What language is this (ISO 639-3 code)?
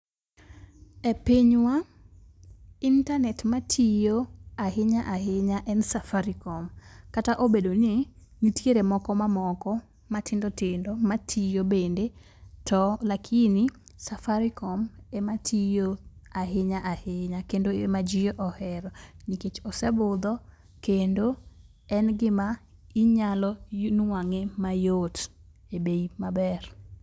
luo